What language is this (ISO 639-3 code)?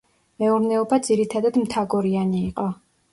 kat